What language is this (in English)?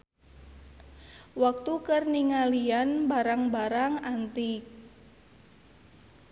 Sundanese